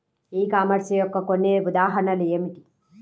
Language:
Telugu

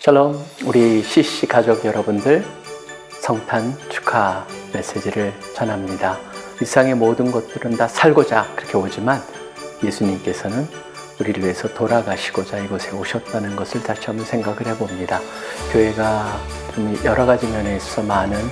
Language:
Korean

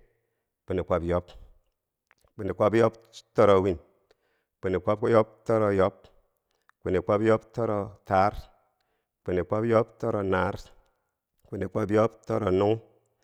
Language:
Bangwinji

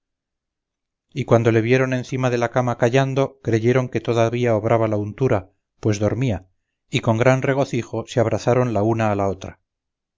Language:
Spanish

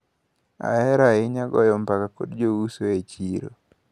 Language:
Luo (Kenya and Tanzania)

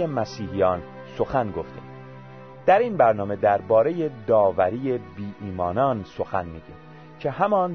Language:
Persian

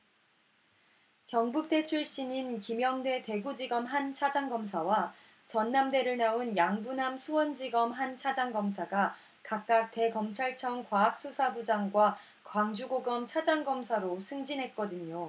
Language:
Korean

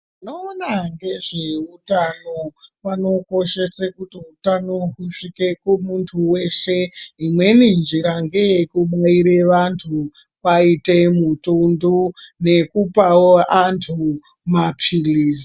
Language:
Ndau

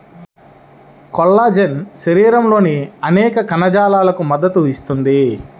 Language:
Telugu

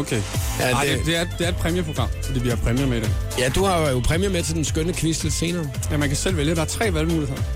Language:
Danish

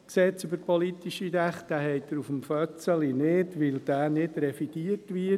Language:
Swiss German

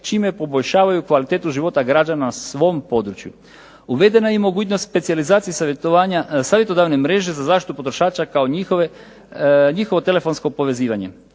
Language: Croatian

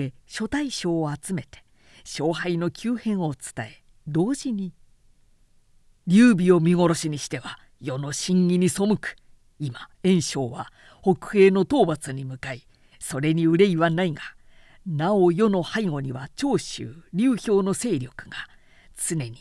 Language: Japanese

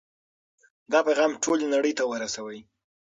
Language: Pashto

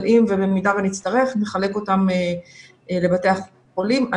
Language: Hebrew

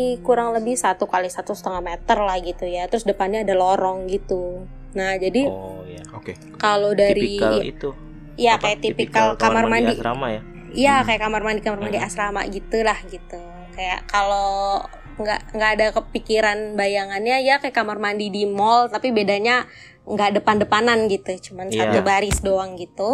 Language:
Indonesian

